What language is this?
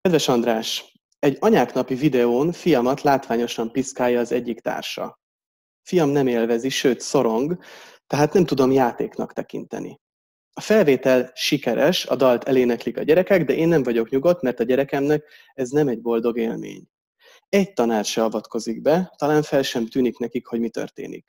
Hungarian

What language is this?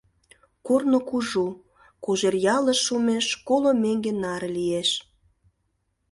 Mari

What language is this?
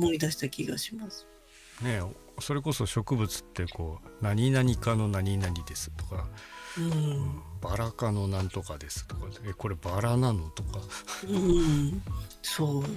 Japanese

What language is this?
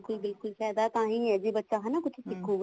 Punjabi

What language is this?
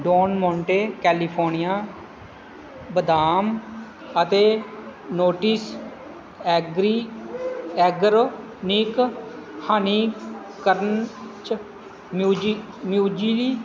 Punjabi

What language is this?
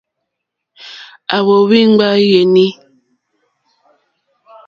Mokpwe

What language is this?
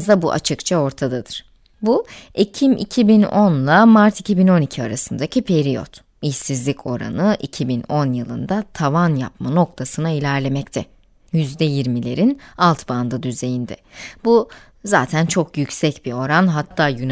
Turkish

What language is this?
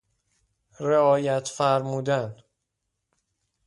Persian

